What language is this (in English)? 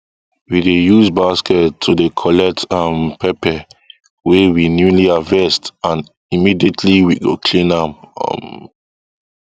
Nigerian Pidgin